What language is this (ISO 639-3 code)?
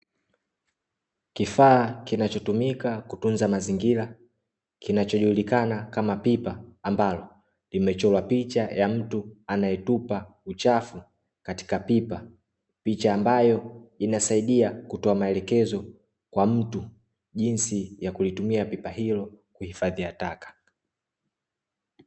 swa